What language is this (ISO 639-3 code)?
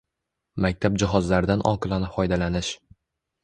uzb